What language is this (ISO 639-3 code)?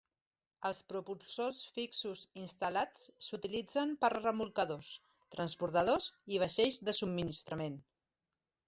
cat